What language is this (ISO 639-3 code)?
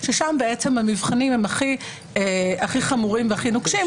heb